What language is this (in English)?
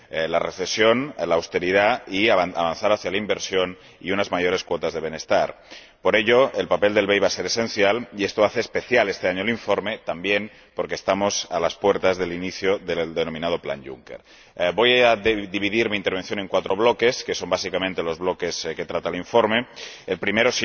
Spanish